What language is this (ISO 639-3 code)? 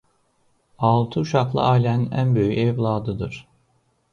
aze